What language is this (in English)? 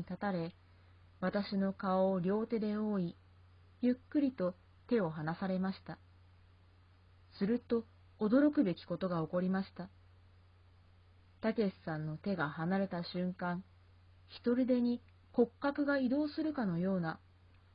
Japanese